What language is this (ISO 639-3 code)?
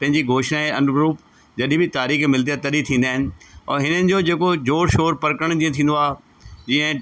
snd